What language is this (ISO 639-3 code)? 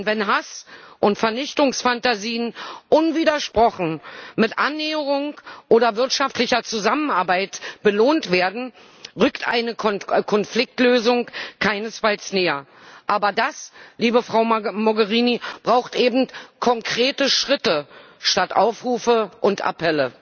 deu